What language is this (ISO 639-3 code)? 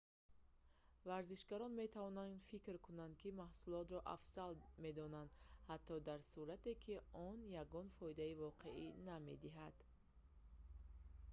tgk